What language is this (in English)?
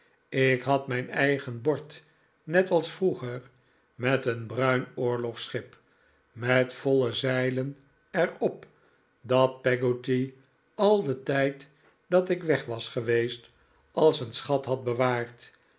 Dutch